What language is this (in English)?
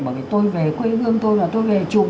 Vietnamese